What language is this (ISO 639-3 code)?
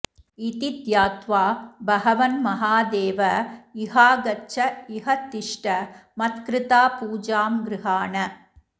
san